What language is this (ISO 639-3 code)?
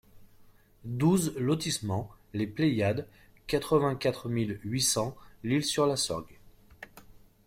fra